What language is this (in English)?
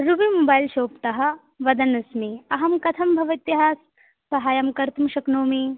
Sanskrit